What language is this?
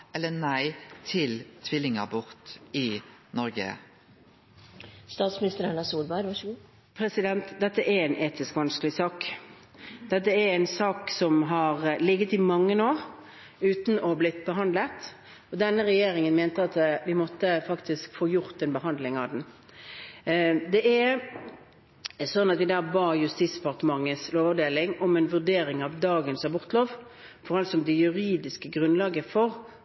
Norwegian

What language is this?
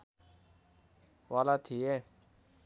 Nepali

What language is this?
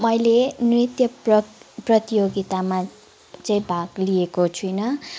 Nepali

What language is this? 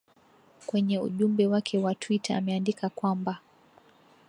Swahili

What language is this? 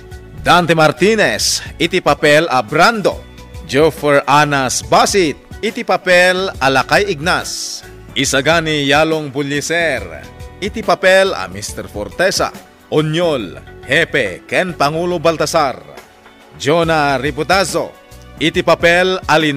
Filipino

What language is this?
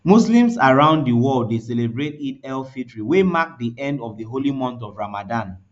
Nigerian Pidgin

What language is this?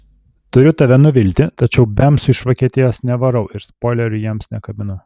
Lithuanian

